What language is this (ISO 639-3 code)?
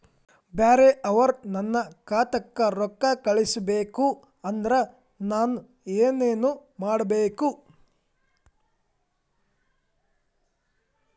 kan